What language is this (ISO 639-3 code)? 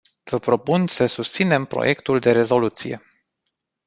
ron